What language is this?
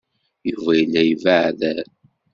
Kabyle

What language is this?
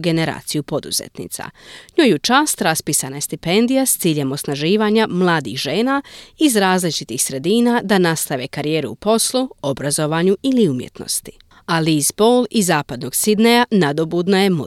Croatian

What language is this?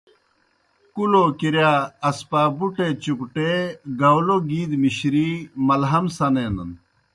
Kohistani Shina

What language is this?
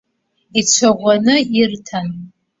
Abkhazian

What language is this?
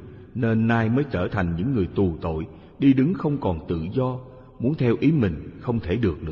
Vietnamese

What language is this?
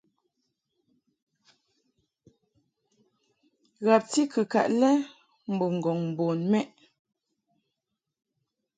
Mungaka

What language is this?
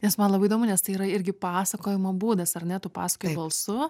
Lithuanian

